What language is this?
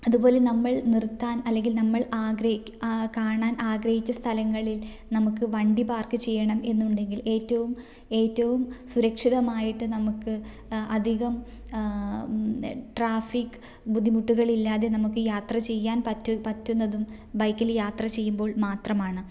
Malayalam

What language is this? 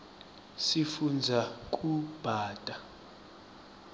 Swati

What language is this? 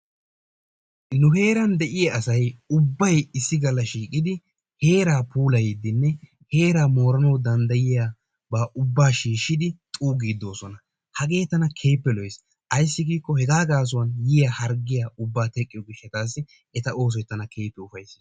Wolaytta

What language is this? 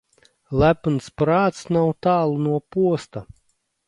Latvian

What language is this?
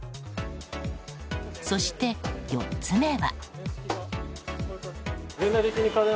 Japanese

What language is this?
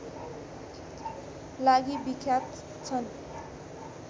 Nepali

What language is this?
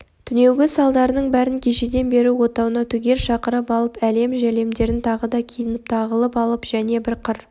Kazakh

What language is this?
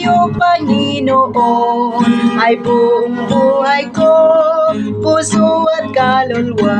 Filipino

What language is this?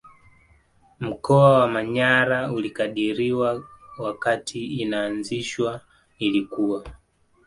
Swahili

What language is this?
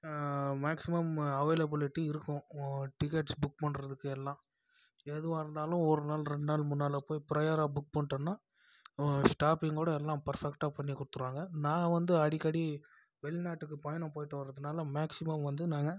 Tamil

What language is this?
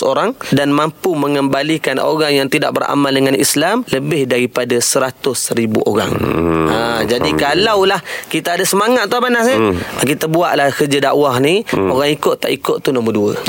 Malay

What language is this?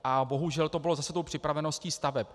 Czech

